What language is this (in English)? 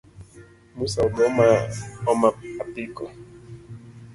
Luo (Kenya and Tanzania)